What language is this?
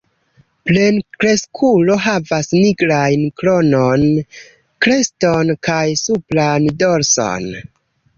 Esperanto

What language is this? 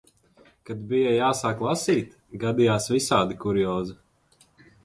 Latvian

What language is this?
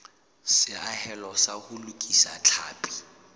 Southern Sotho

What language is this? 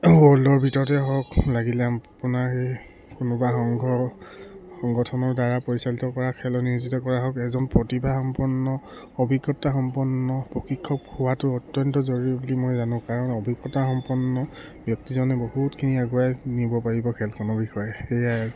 Assamese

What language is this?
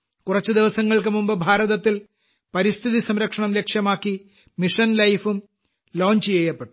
Malayalam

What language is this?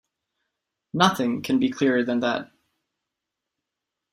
English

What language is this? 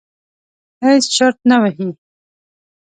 Pashto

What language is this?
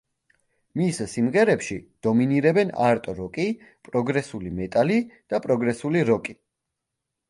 Georgian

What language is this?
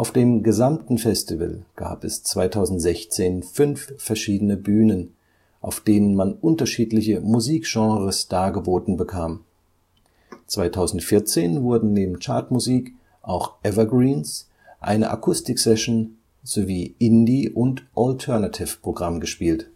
German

